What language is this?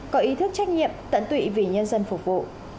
Vietnamese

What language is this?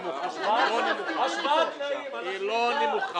Hebrew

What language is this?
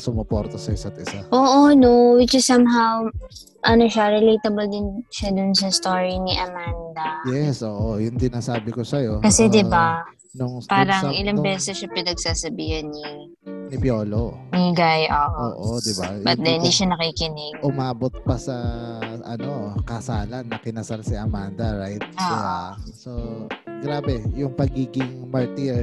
Filipino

